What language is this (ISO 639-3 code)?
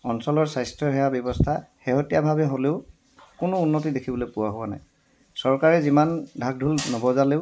asm